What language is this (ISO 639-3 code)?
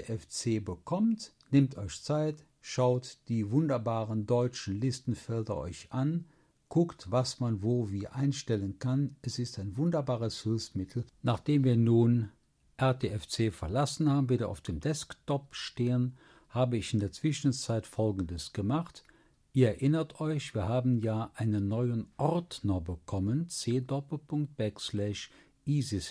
deu